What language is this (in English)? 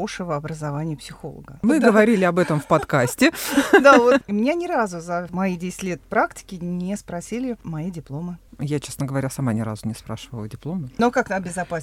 Russian